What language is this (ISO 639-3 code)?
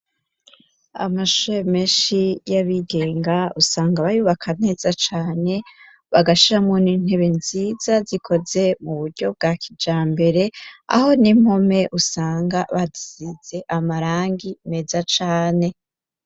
run